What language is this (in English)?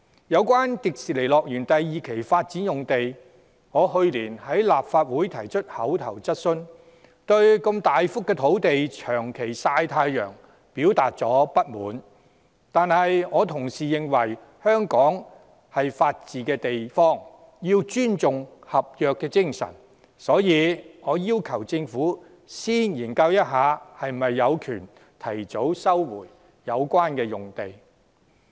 Cantonese